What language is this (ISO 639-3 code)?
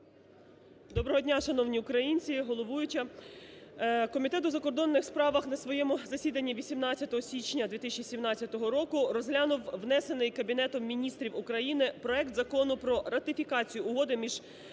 ukr